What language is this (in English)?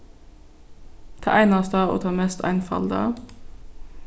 Faroese